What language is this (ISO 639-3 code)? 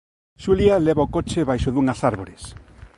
glg